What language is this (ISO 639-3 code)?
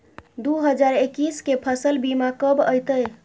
mai